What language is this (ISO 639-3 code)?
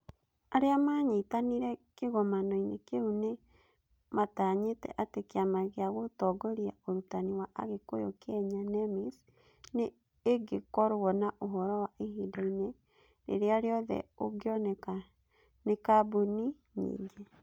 kik